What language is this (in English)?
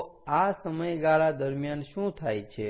Gujarati